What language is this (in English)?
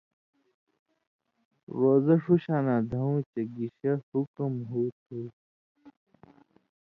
Indus Kohistani